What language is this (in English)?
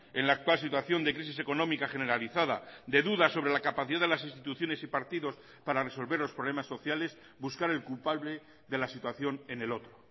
Spanish